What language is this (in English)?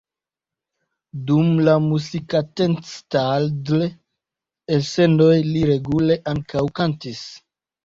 Esperanto